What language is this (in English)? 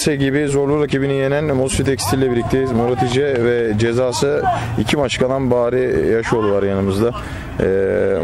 Turkish